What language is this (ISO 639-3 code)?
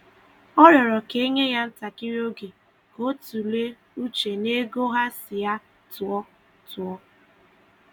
ibo